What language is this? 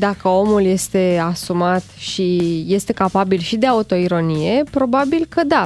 Romanian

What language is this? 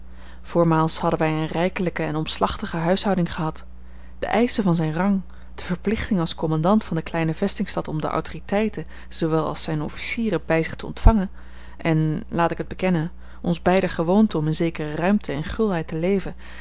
Dutch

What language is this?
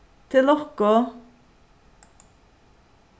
Faroese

